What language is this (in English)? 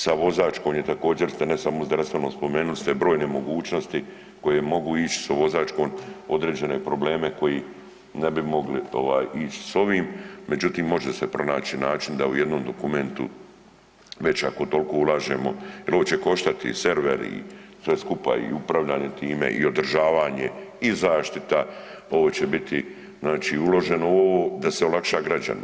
Croatian